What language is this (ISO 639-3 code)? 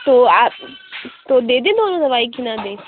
urd